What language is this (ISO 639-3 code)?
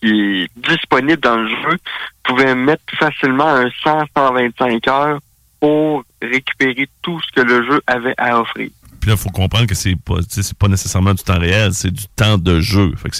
fra